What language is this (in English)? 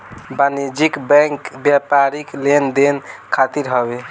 Bhojpuri